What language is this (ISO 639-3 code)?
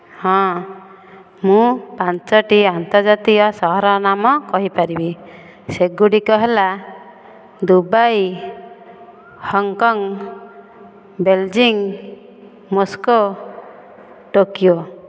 ori